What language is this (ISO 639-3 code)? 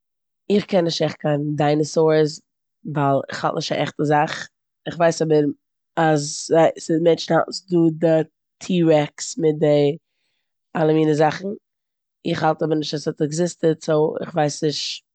yid